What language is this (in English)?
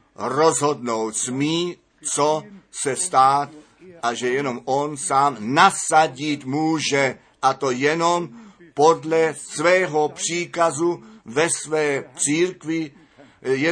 Czech